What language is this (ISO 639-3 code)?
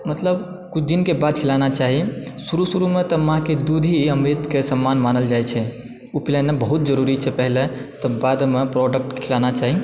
mai